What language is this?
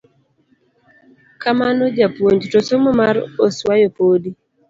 Luo (Kenya and Tanzania)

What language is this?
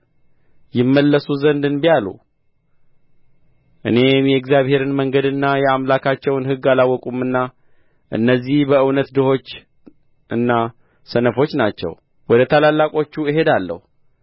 Amharic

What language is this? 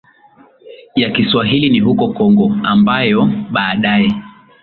Swahili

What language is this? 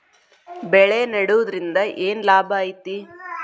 Kannada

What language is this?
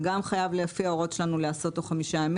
Hebrew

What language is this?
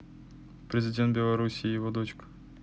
Russian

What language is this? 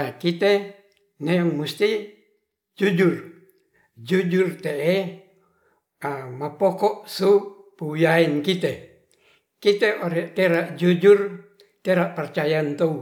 Ratahan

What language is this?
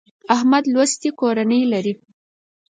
Pashto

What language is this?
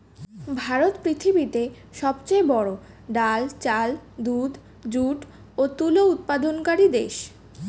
Bangla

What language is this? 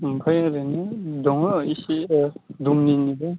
Bodo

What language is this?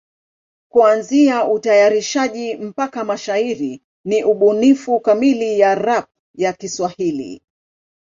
Swahili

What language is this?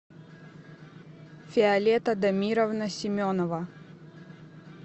Russian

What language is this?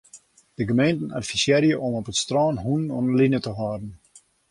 Western Frisian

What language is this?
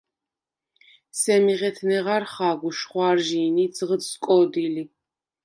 Svan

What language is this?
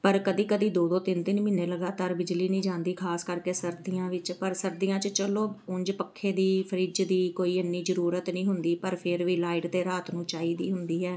Punjabi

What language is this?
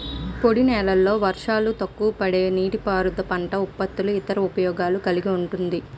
Telugu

